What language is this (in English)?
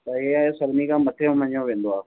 Sindhi